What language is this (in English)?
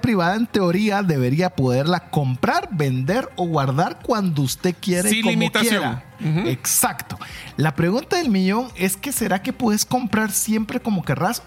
Spanish